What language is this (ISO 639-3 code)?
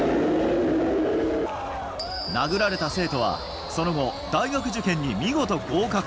jpn